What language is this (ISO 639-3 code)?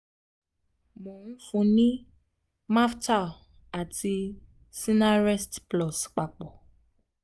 yor